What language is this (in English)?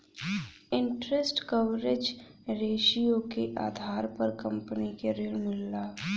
Bhojpuri